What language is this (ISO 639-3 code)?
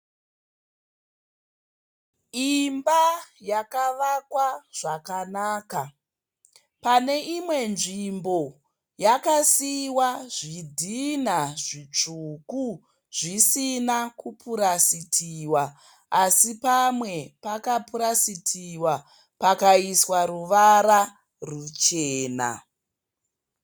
sna